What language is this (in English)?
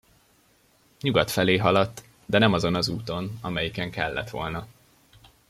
Hungarian